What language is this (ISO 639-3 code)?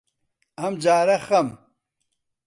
ckb